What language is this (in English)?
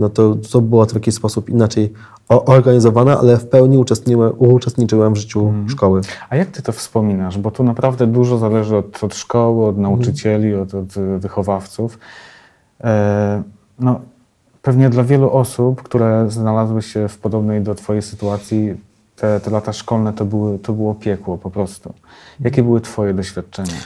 Polish